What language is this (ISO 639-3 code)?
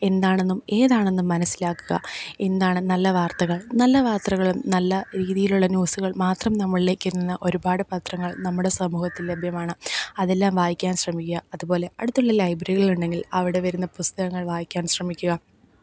mal